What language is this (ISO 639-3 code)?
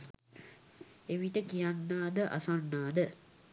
sin